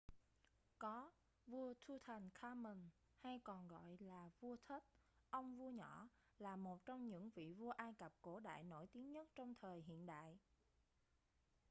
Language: Vietnamese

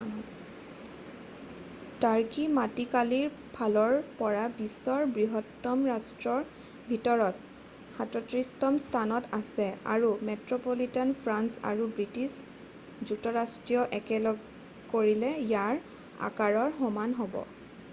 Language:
Assamese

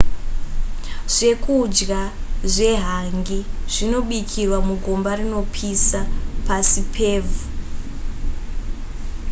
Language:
Shona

